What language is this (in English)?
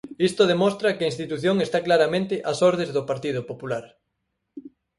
Galician